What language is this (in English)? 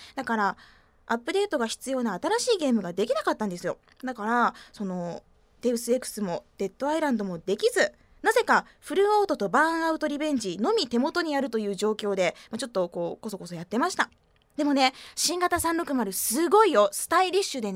Japanese